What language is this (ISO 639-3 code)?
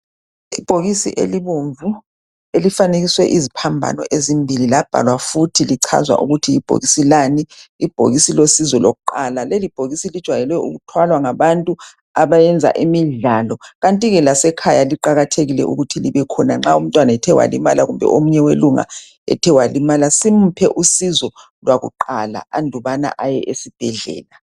nde